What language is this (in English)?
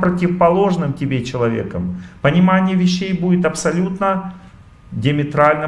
Russian